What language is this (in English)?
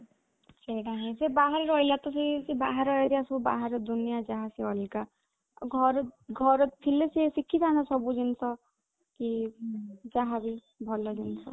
Odia